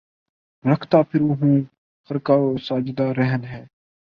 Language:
Urdu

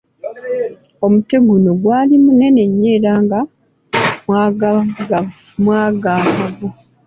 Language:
Ganda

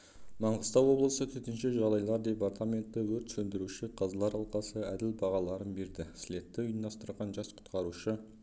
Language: Kazakh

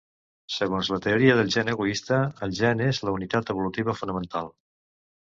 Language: Catalan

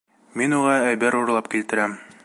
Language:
Bashkir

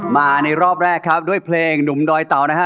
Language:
Thai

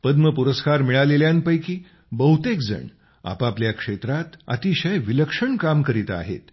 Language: Marathi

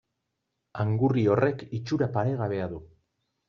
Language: Basque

